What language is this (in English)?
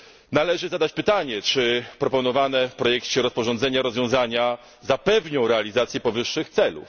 Polish